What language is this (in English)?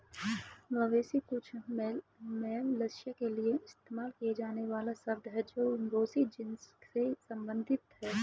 Hindi